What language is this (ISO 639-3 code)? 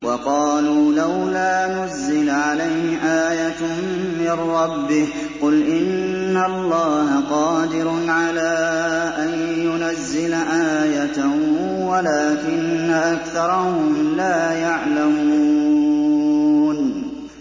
ara